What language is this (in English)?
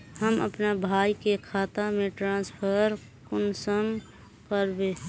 Magahi